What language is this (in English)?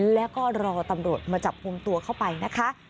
Thai